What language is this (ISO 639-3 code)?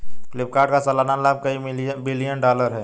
hin